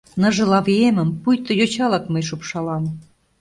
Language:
Mari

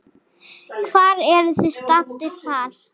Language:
Icelandic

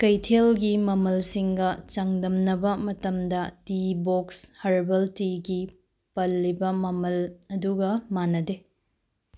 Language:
Manipuri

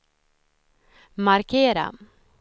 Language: Swedish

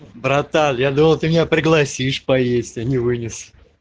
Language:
Russian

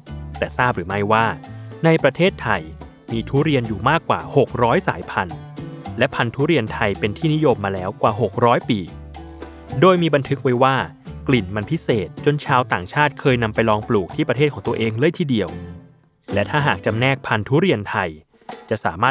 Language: Thai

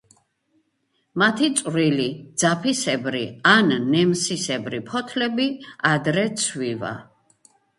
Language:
Georgian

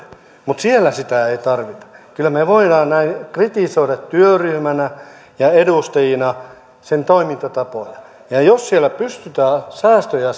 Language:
Finnish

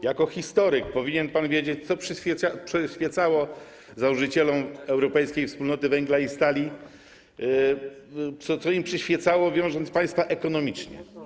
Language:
Polish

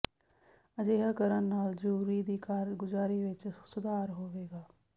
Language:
Punjabi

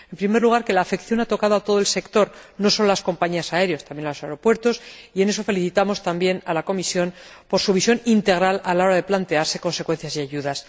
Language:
Spanish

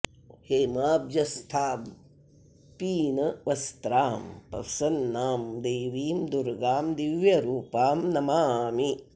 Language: Sanskrit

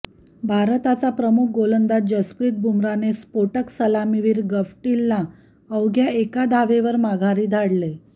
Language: Marathi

